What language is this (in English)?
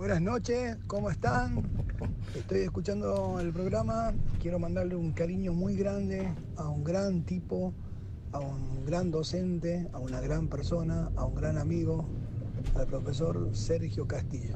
Spanish